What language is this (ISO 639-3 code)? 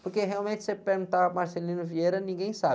por